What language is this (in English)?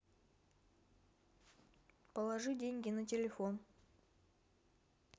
Russian